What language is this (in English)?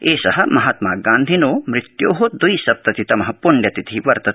Sanskrit